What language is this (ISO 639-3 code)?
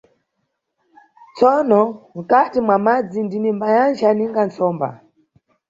nyu